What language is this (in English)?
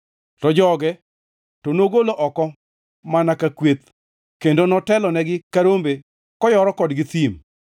Luo (Kenya and Tanzania)